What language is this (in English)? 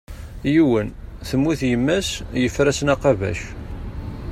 Kabyle